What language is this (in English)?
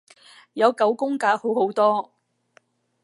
Cantonese